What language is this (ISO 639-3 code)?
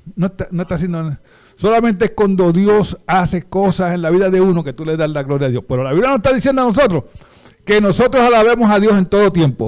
spa